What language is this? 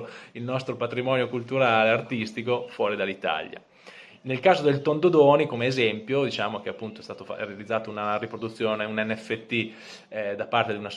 Italian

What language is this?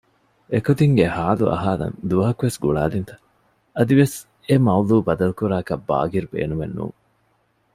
Divehi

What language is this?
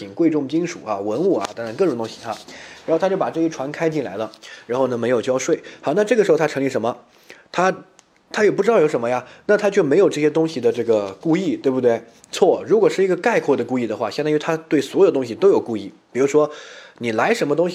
Chinese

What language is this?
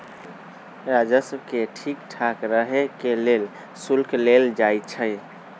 Magahi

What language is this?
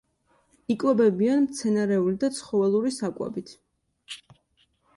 Georgian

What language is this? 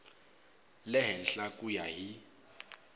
Tsonga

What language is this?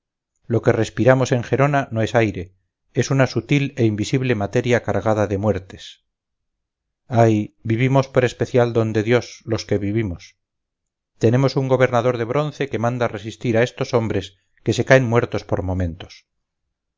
Spanish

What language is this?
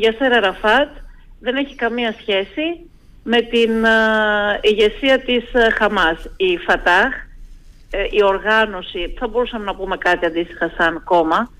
Greek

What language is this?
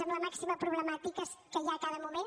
Catalan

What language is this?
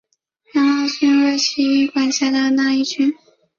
Chinese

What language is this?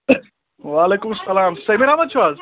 Kashmiri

